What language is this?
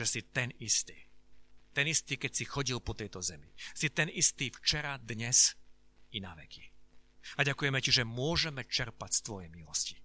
Slovak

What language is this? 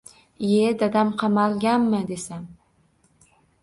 Uzbek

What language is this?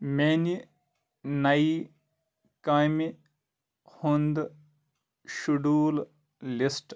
Kashmiri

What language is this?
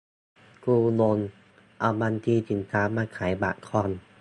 Thai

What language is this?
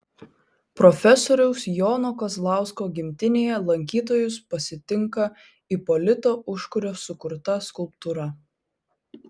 Lithuanian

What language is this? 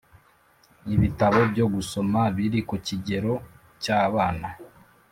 Kinyarwanda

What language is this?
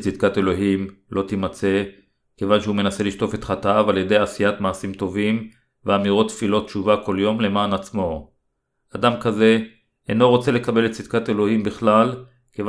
Hebrew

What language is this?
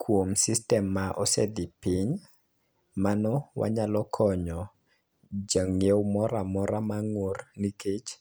Luo (Kenya and Tanzania)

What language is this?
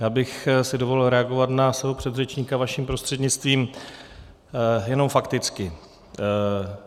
Czech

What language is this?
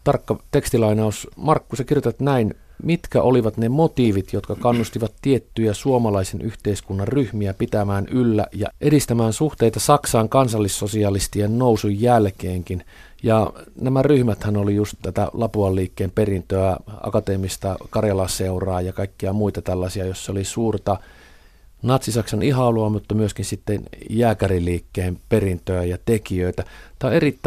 Finnish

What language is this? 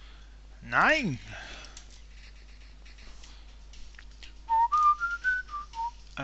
Spanish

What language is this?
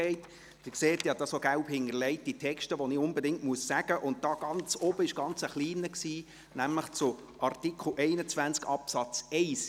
Swiss German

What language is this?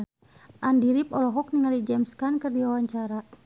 Sundanese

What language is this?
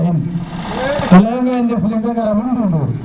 Serer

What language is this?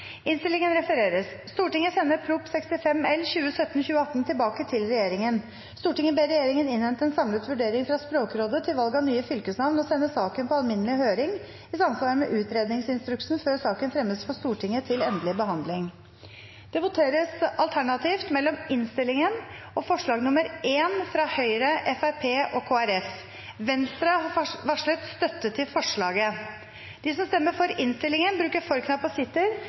Norwegian Bokmål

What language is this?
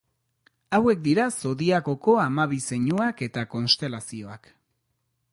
Basque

